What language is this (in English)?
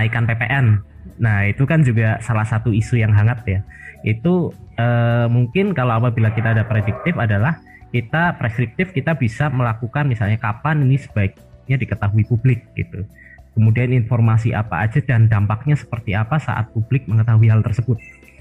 Indonesian